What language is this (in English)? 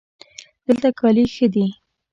Pashto